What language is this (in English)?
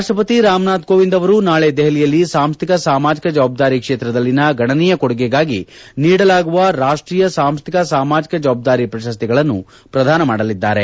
Kannada